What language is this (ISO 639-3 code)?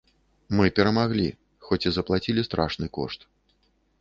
bel